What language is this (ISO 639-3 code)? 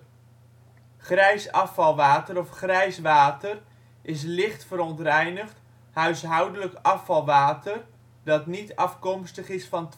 nld